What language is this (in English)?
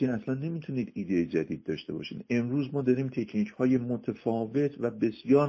Persian